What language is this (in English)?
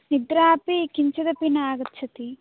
Sanskrit